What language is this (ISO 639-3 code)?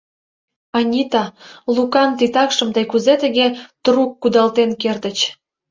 chm